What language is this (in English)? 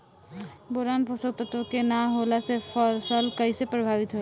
Bhojpuri